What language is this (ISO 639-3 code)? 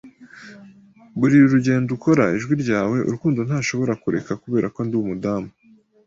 kin